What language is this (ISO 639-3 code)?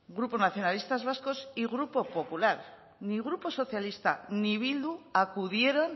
spa